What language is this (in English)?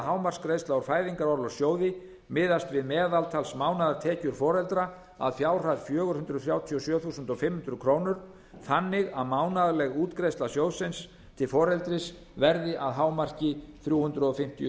Icelandic